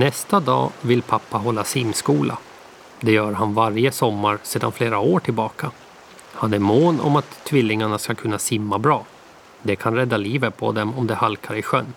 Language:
Swedish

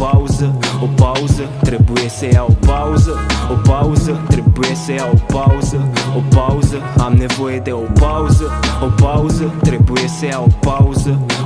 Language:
Romanian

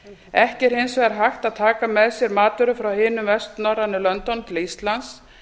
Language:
Icelandic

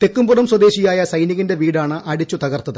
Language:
Malayalam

